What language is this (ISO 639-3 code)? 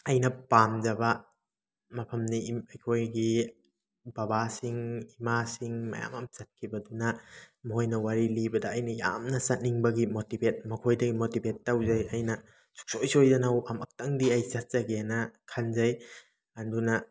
mni